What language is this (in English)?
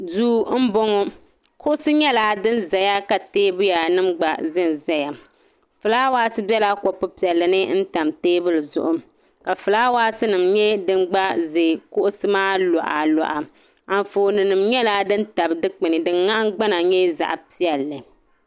Dagbani